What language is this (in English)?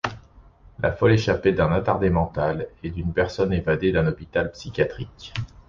French